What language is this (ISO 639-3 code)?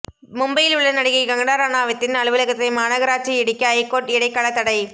tam